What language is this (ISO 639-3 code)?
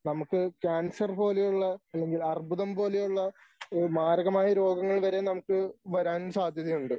mal